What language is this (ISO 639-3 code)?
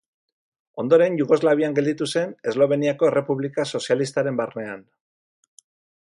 eus